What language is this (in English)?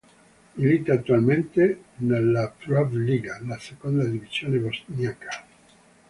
Italian